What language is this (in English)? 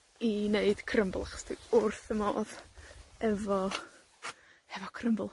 Welsh